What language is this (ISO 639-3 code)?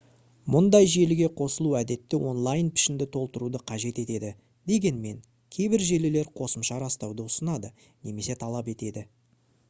kaz